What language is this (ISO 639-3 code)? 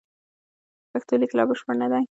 pus